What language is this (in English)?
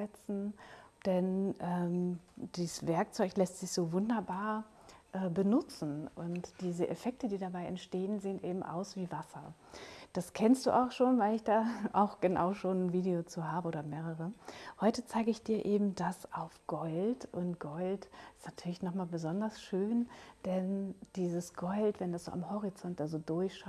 German